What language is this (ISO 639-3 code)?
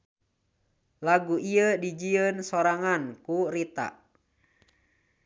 sun